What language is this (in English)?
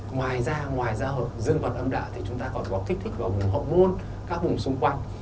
Vietnamese